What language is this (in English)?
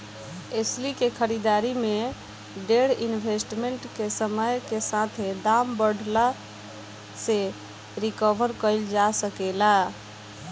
Bhojpuri